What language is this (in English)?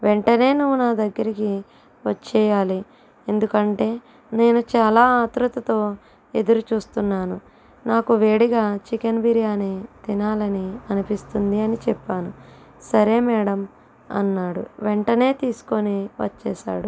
Telugu